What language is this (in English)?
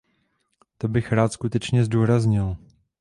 Czech